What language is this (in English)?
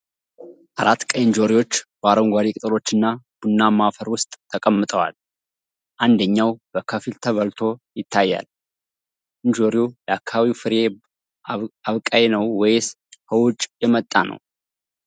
Amharic